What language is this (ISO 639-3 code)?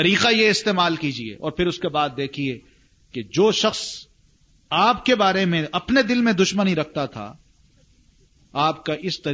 urd